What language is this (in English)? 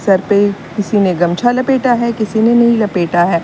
Hindi